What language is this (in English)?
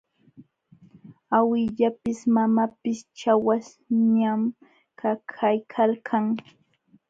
Jauja Wanca Quechua